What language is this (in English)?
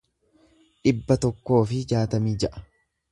Oromo